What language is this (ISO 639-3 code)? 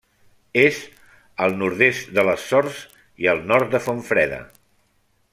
cat